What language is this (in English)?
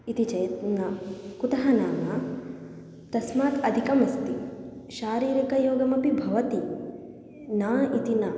Sanskrit